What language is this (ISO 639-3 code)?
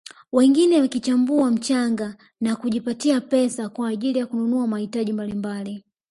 swa